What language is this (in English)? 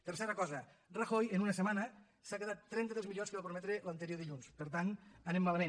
Catalan